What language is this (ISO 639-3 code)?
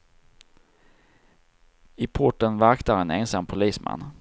swe